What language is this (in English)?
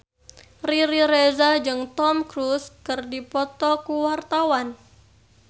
Sundanese